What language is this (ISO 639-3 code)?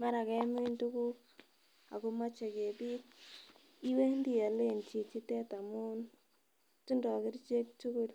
kln